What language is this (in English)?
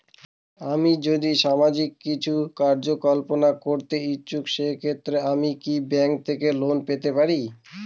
Bangla